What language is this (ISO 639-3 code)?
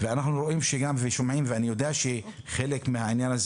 heb